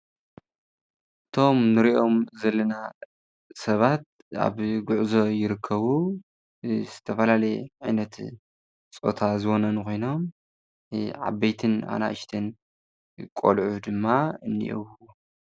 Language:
Tigrinya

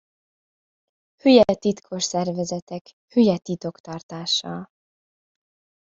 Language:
Hungarian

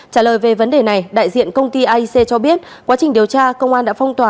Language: Vietnamese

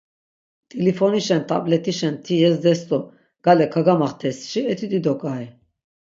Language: Laz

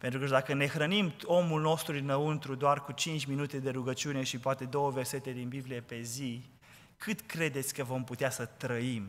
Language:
Romanian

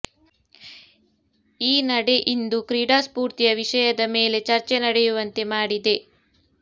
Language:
Kannada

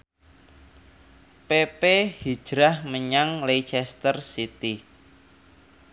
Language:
Javanese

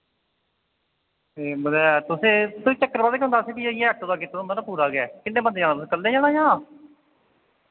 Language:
Dogri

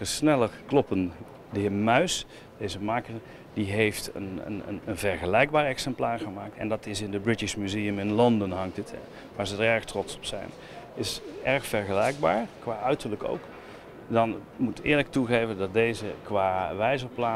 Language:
Dutch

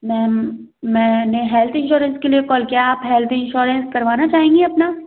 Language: Hindi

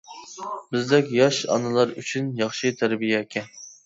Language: Uyghur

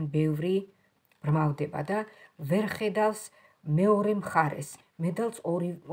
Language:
Romanian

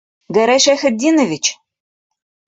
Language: Bashkir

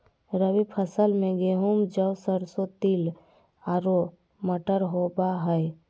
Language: Magahi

